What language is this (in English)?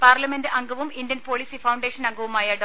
Malayalam